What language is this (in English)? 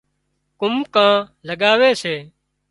Wadiyara Koli